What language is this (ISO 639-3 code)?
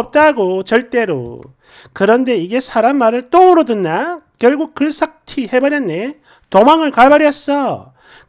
kor